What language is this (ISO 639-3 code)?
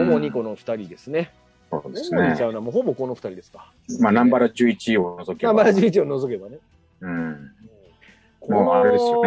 jpn